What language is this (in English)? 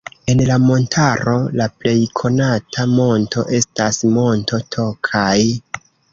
Esperanto